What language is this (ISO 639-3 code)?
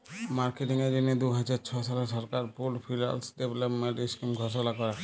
ben